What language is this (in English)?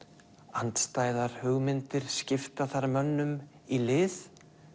Icelandic